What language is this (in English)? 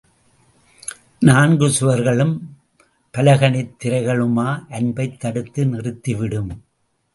Tamil